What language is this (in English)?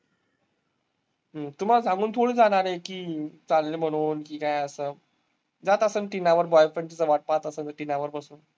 Marathi